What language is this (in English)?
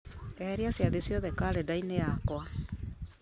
Kikuyu